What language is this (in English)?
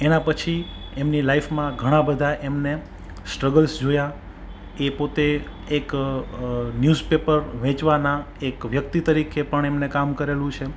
Gujarati